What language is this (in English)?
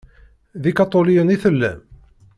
Kabyle